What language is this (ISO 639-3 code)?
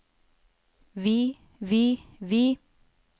nor